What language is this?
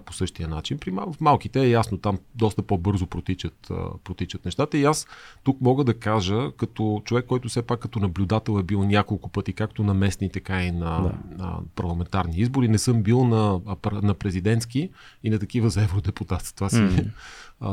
Bulgarian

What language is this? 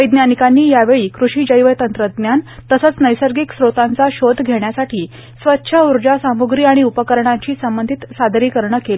Marathi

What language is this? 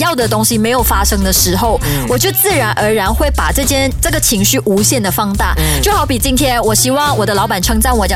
Chinese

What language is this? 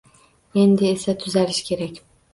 Uzbek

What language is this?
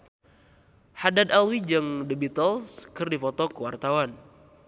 Sundanese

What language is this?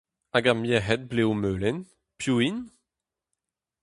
Breton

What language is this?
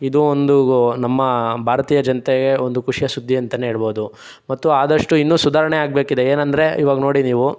Kannada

